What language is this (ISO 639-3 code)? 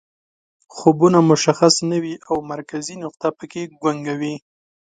pus